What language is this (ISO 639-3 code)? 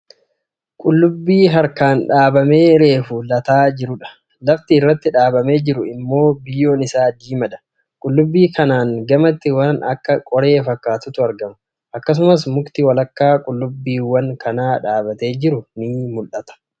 orm